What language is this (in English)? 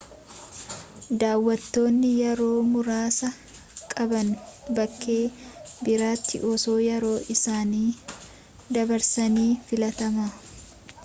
Oromo